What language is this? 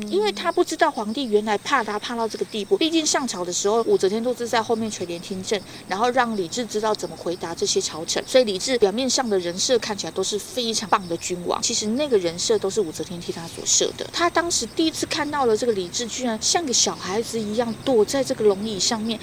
Chinese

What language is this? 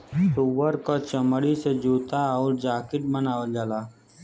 Bhojpuri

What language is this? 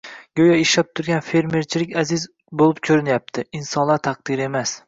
Uzbek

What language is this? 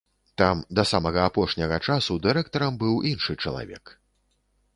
Belarusian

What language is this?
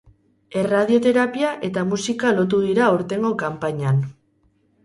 Basque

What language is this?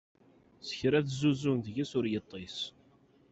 Kabyle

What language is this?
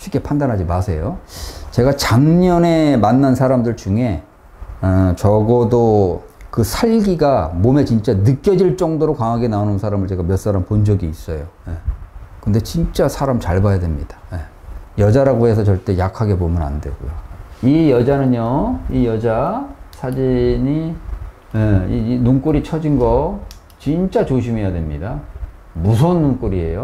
Korean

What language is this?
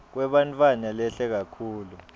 Swati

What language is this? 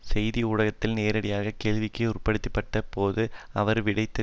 Tamil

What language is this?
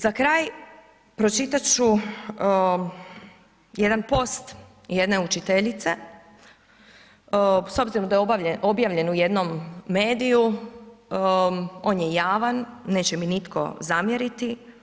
Croatian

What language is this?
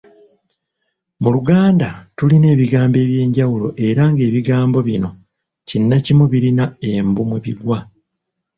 Ganda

